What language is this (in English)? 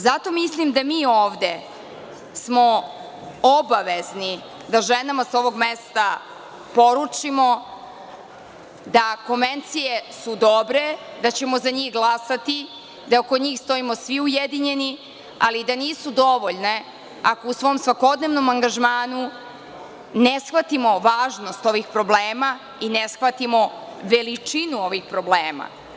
Serbian